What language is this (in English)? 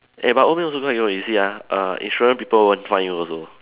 English